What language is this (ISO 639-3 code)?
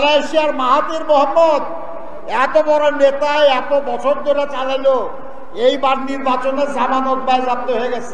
tur